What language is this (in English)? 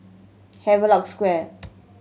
English